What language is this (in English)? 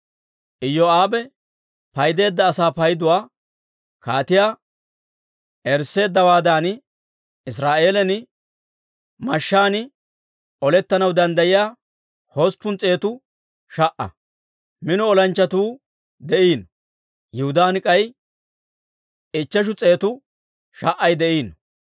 Dawro